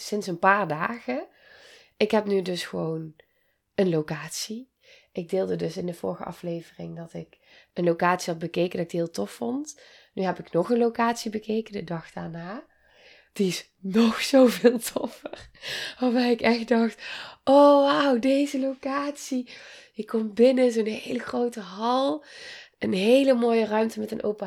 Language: Dutch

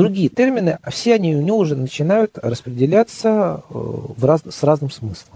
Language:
Russian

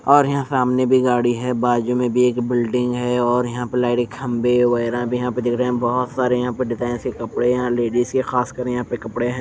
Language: Hindi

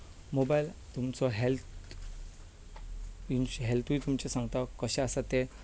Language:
Konkani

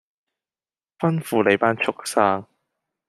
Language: Cantonese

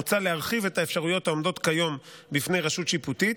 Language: Hebrew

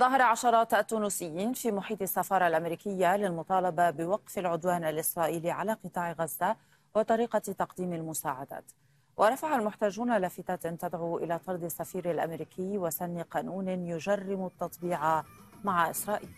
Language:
Arabic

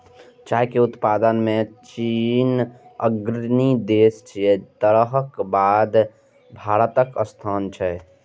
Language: Maithili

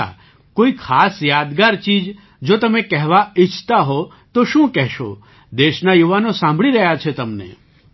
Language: Gujarati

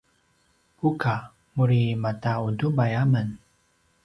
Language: Paiwan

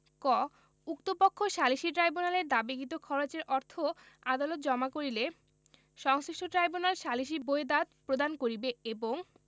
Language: Bangla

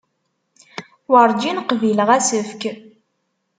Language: Kabyle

